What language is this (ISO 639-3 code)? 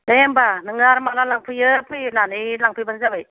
brx